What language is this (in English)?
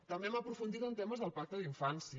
Catalan